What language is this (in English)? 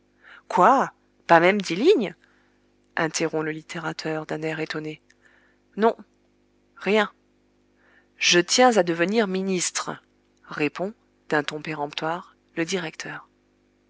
French